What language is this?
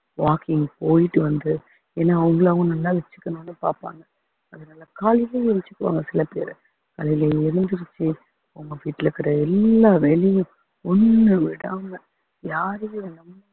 Tamil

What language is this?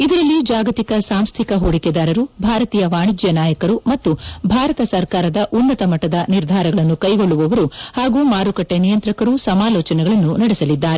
Kannada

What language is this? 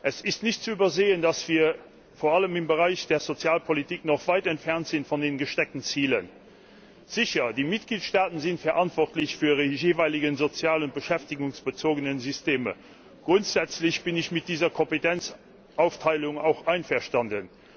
German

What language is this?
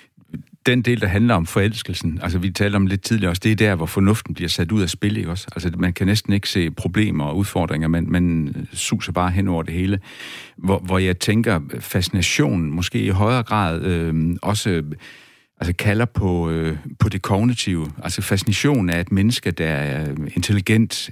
Danish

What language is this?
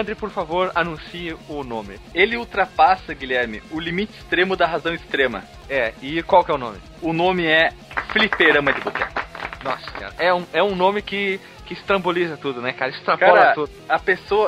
Portuguese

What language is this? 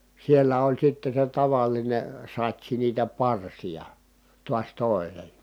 Finnish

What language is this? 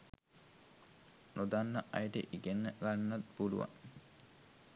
Sinhala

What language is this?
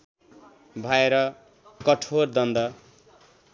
Nepali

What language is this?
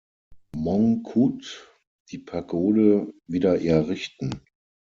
German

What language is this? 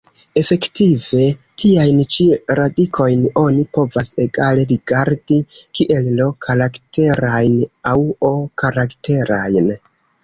Esperanto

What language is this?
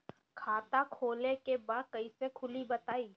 Bhojpuri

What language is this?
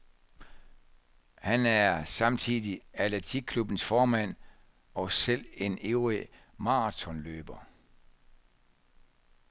Danish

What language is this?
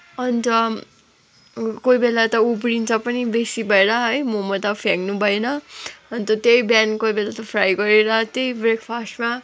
Nepali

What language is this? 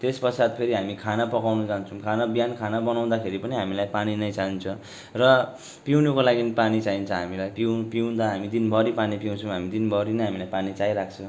Nepali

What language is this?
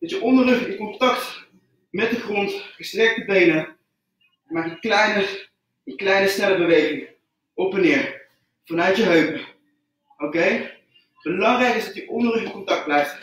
Dutch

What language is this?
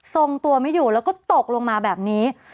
Thai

